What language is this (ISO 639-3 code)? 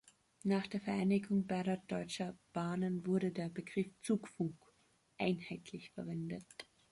deu